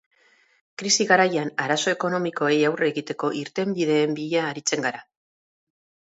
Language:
Basque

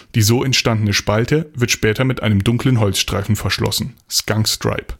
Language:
German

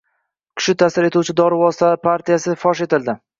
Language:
Uzbek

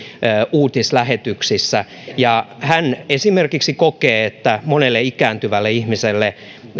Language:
Finnish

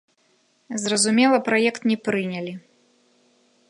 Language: Belarusian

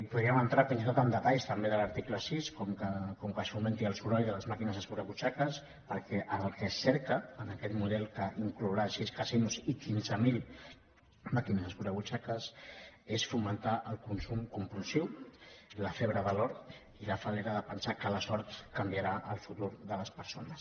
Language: Catalan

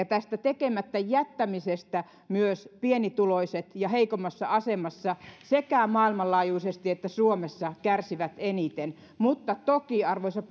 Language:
Finnish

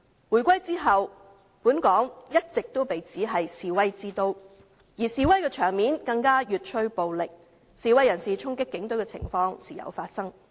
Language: Cantonese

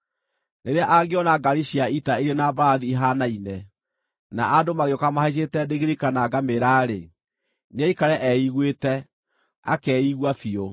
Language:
Kikuyu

